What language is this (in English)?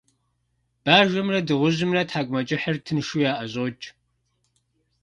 Kabardian